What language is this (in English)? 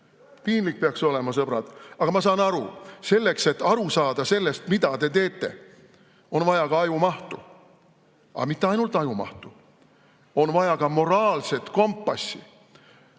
Estonian